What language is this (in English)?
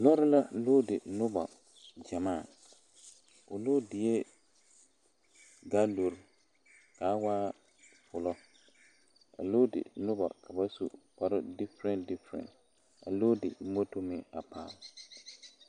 Southern Dagaare